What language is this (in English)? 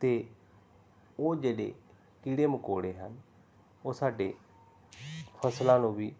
Punjabi